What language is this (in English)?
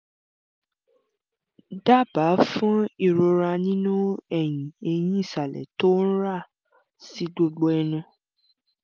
Yoruba